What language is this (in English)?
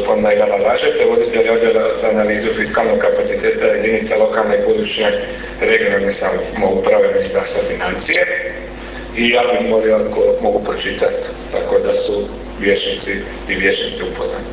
Croatian